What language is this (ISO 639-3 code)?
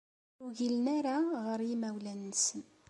kab